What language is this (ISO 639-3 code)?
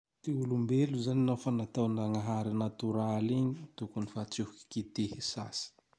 tdx